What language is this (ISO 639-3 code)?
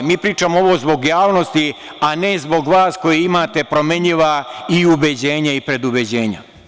srp